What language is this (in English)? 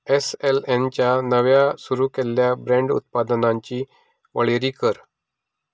Konkani